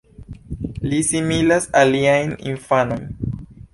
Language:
Esperanto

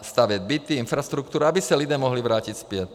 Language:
Czech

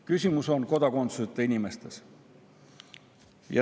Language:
Estonian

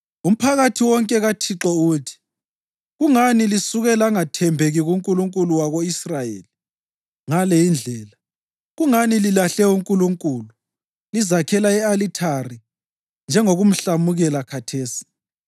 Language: North Ndebele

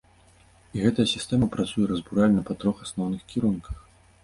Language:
Belarusian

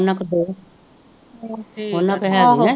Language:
Punjabi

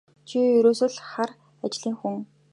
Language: Mongolian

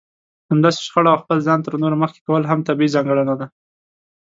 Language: Pashto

